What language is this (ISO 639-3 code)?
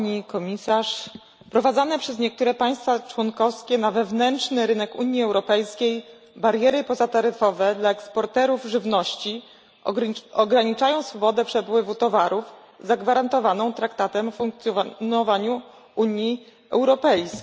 pol